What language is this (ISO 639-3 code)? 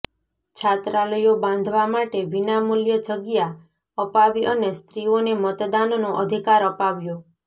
guj